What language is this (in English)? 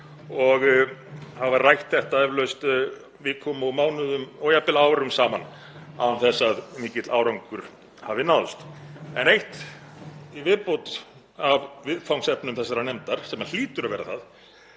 Icelandic